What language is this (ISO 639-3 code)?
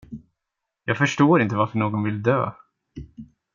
swe